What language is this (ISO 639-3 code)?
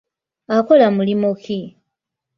lug